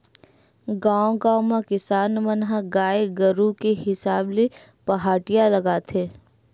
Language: Chhattisgarhi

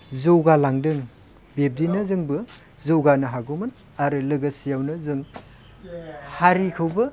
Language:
Bodo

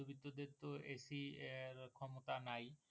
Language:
Bangla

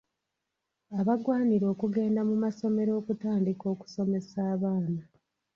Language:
Ganda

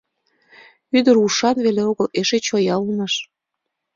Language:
Mari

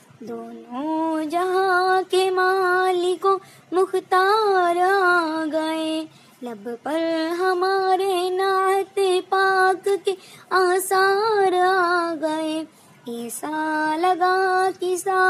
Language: Urdu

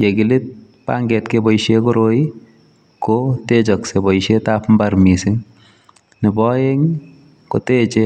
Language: Kalenjin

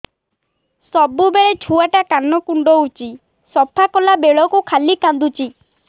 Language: Odia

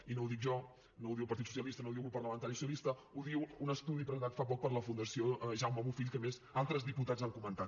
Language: Catalan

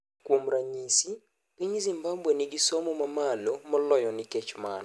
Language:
Luo (Kenya and Tanzania)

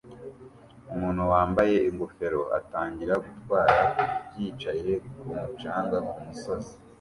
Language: Kinyarwanda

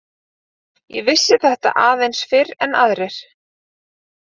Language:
Icelandic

